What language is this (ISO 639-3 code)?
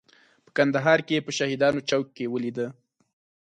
pus